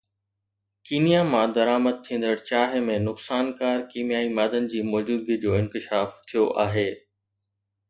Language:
Sindhi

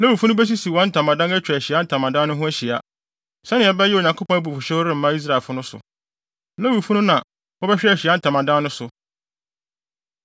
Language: Akan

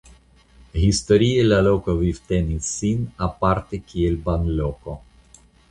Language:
Esperanto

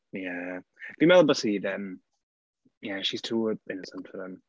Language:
Welsh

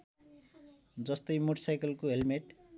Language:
Nepali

